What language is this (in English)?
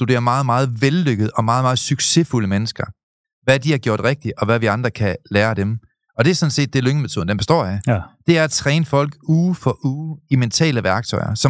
Danish